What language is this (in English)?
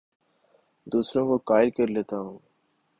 Urdu